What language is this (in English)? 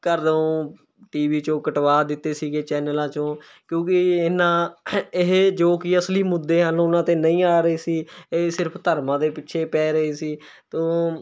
Punjabi